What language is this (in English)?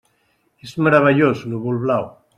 Catalan